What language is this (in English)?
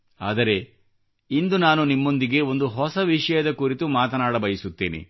Kannada